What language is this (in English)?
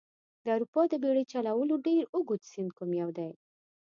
Pashto